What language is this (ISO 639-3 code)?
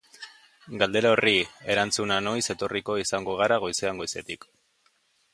eus